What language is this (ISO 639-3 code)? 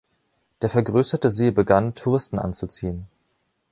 deu